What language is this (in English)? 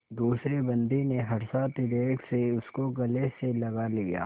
Hindi